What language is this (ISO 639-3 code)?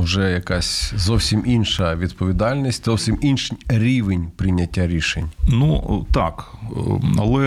ukr